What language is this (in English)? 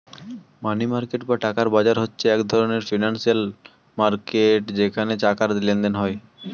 Bangla